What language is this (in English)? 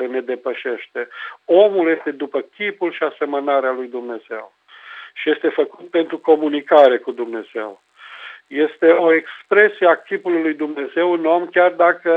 Romanian